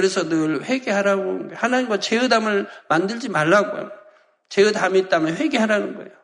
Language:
Korean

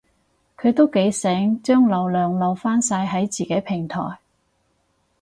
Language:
Cantonese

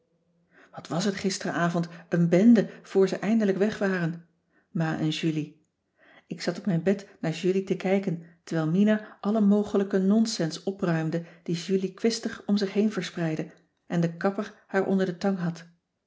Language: Dutch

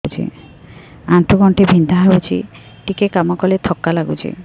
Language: Odia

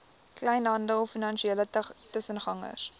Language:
Afrikaans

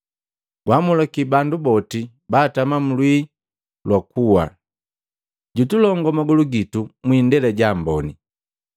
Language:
Matengo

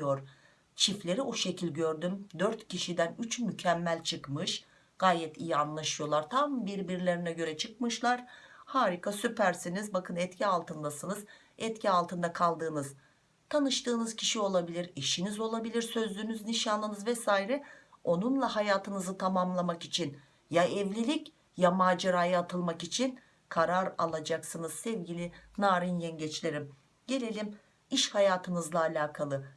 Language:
Turkish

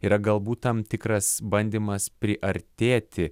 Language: Lithuanian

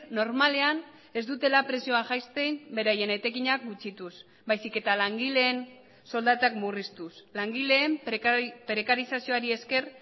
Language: Basque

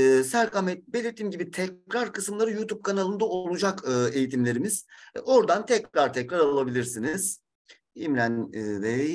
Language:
Turkish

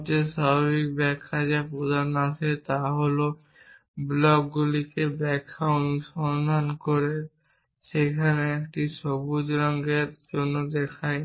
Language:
Bangla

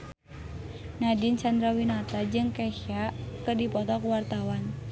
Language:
Sundanese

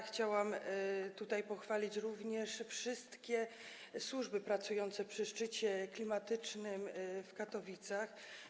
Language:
Polish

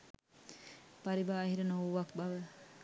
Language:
Sinhala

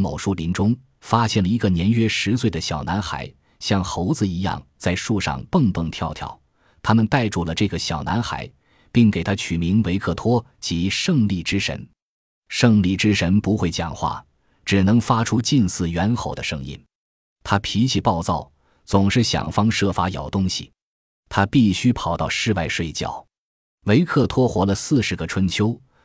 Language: Chinese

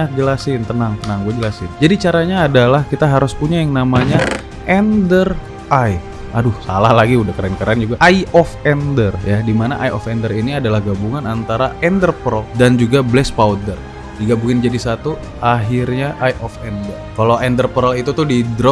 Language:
Indonesian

